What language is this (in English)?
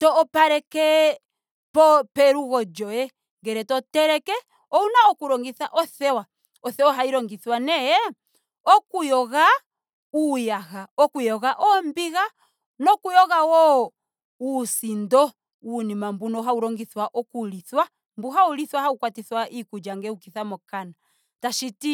Ndonga